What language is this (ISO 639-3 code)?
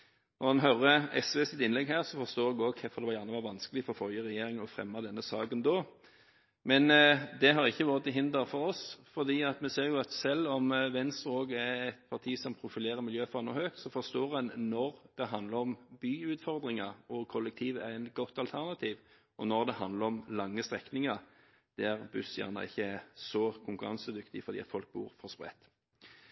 nob